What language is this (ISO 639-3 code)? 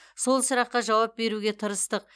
kaz